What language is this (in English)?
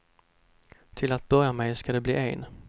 Swedish